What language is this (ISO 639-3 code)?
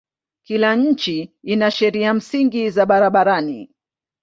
swa